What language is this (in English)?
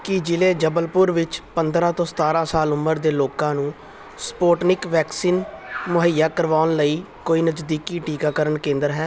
Punjabi